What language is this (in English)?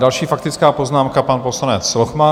Czech